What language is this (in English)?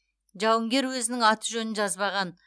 Kazakh